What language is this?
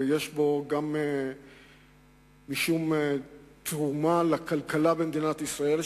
Hebrew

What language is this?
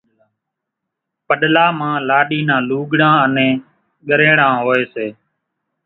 Kachi Koli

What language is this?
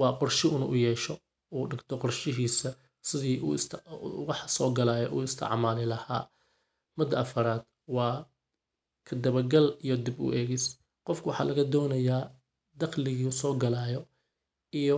Somali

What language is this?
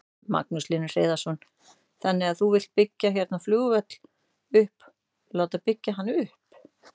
Icelandic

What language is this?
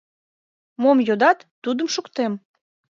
Mari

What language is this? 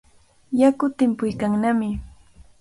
Cajatambo North Lima Quechua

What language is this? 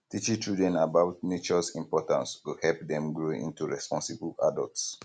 Nigerian Pidgin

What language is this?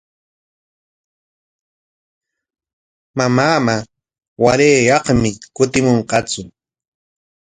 Corongo Ancash Quechua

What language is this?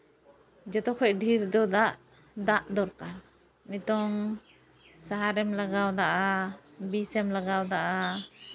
Santali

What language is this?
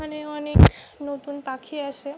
Bangla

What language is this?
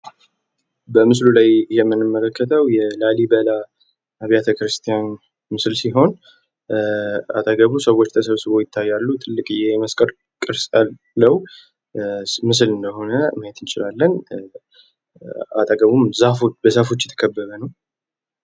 Amharic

